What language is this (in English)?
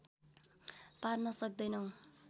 Nepali